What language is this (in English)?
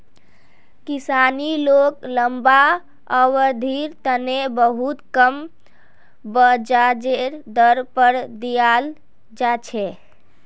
Magahi